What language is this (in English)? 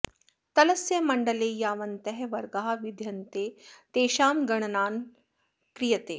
Sanskrit